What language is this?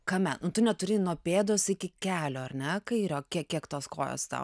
Lithuanian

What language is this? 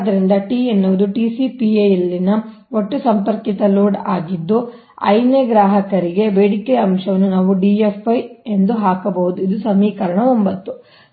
Kannada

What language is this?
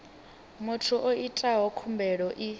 Venda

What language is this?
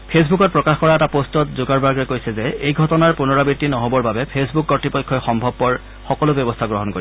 Assamese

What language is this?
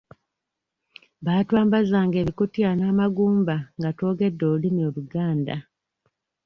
Ganda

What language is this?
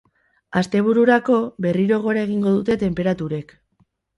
Basque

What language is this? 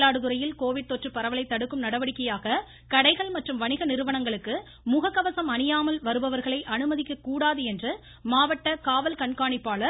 Tamil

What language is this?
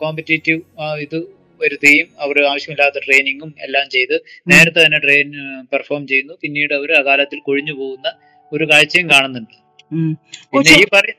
Malayalam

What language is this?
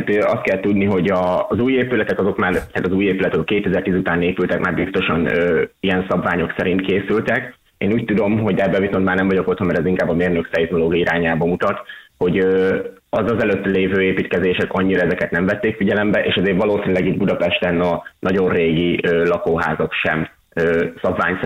Hungarian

